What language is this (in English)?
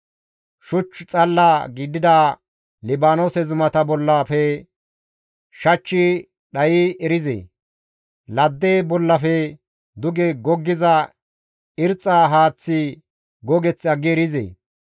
Gamo